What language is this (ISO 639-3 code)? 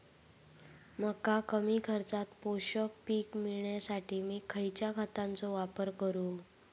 mar